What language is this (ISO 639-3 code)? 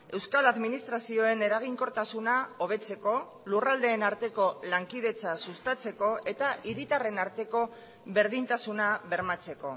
eus